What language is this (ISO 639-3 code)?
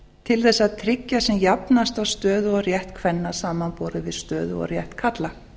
isl